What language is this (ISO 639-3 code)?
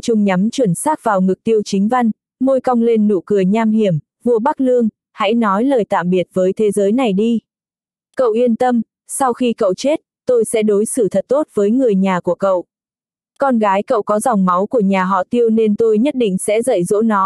vie